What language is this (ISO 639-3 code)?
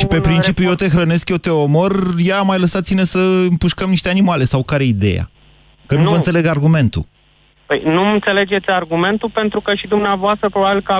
ron